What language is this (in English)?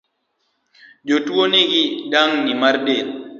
Luo (Kenya and Tanzania)